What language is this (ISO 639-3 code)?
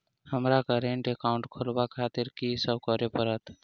mai